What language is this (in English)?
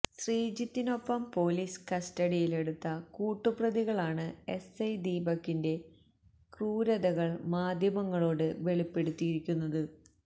Malayalam